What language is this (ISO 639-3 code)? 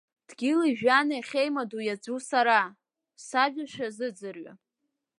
abk